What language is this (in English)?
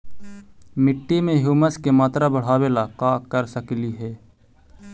Magahi